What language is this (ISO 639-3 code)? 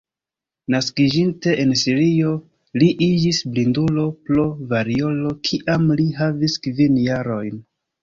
epo